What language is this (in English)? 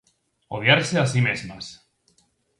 Galician